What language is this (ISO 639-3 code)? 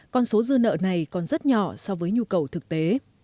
vie